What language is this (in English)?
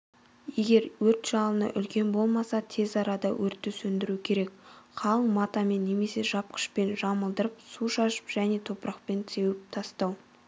Kazakh